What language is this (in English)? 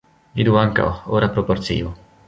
Esperanto